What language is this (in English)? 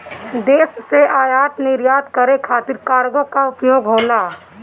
Bhojpuri